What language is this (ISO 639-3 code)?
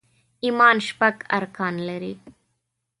pus